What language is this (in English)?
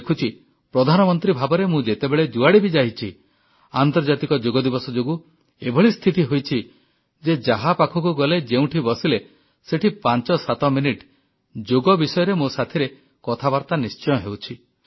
Odia